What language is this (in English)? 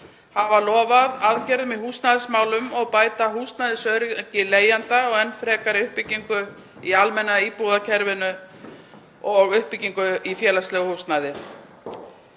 Icelandic